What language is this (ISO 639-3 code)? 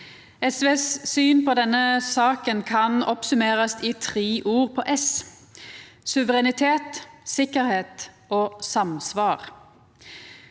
nor